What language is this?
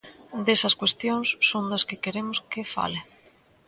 Galician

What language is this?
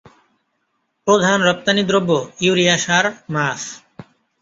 Bangla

